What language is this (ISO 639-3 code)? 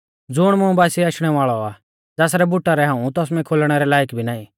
bfz